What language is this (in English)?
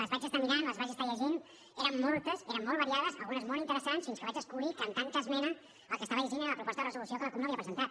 Catalan